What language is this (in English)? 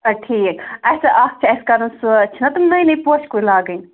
Kashmiri